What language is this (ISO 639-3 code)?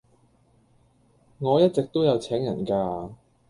yue